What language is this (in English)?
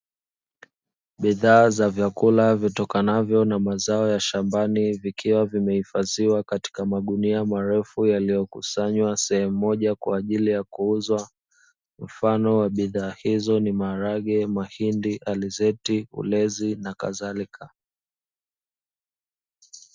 Swahili